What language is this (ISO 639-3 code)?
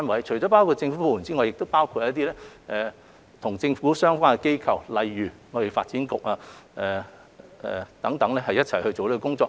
yue